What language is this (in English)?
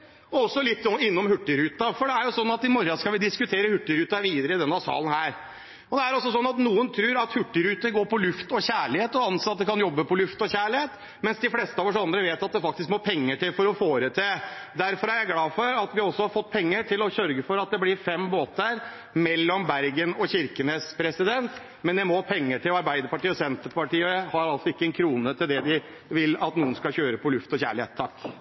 Norwegian Bokmål